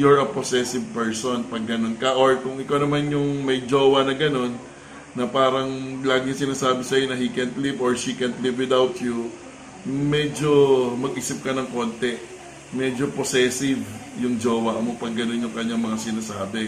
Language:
Filipino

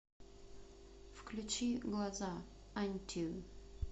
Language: Russian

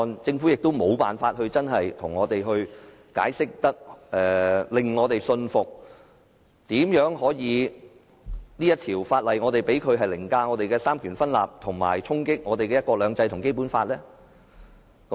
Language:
Cantonese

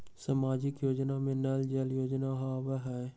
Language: Magahi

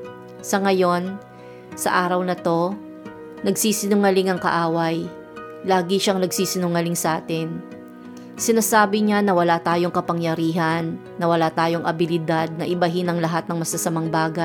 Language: Filipino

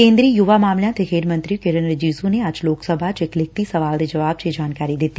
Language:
Punjabi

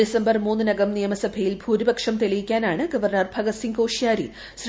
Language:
Malayalam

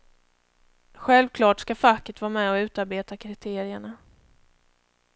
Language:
Swedish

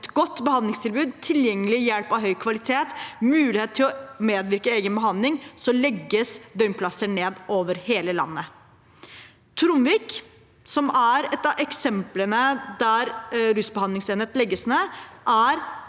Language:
Norwegian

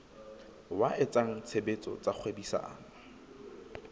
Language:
Southern Sotho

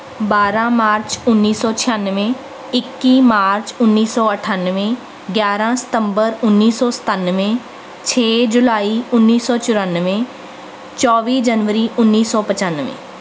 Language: Punjabi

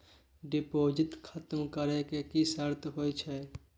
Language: Maithili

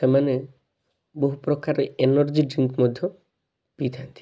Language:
Odia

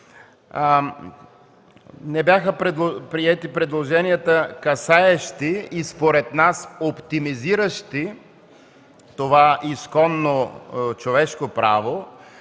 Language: Bulgarian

